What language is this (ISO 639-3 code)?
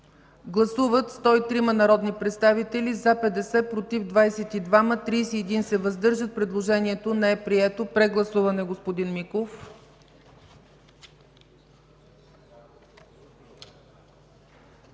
bul